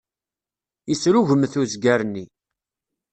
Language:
Kabyle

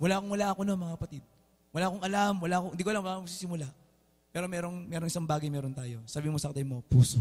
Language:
Filipino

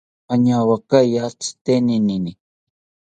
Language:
South Ucayali Ashéninka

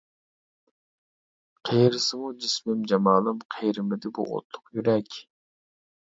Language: Uyghur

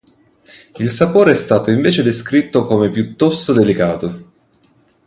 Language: Italian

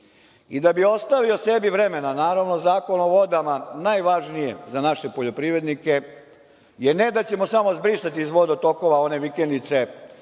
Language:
Serbian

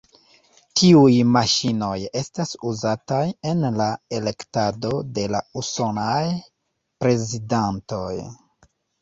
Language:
Esperanto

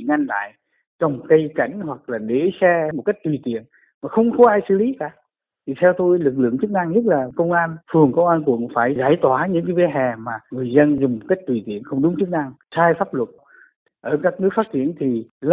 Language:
Vietnamese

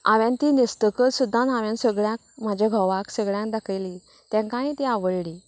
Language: Konkani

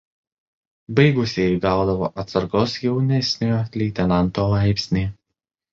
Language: Lithuanian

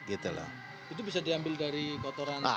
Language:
Indonesian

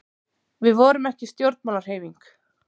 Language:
Icelandic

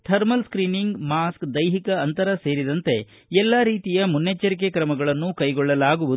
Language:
Kannada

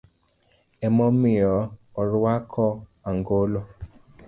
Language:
Luo (Kenya and Tanzania)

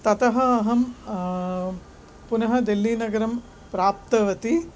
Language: Sanskrit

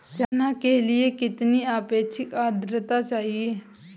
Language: Hindi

